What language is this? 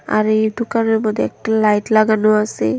Bangla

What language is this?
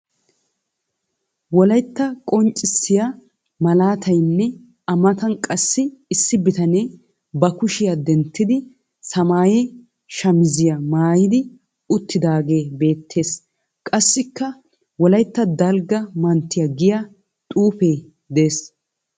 Wolaytta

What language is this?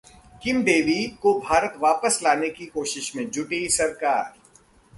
Hindi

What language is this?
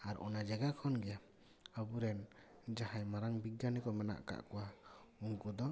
Santali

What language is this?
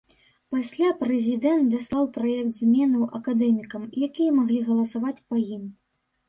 Belarusian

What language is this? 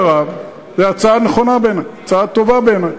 Hebrew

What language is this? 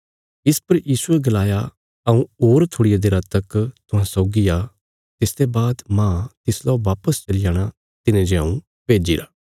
Bilaspuri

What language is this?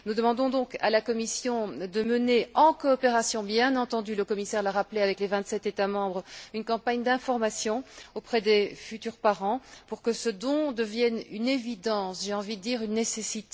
French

